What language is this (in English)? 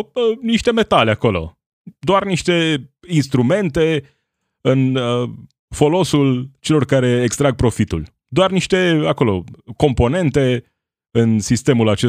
Romanian